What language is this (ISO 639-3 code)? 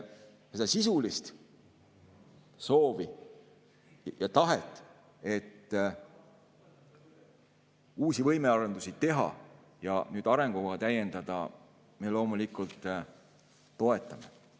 est